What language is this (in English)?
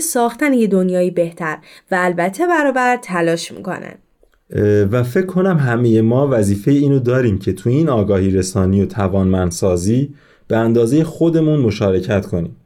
Persian